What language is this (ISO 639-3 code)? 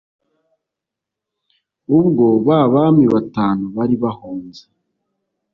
kin